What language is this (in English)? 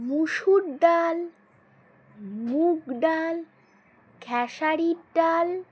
Bangla